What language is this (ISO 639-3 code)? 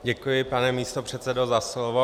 ces